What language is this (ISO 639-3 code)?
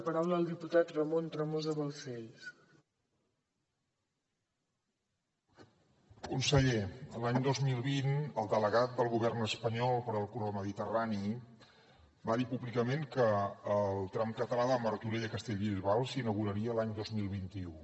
cat